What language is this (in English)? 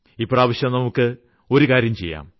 Malayalam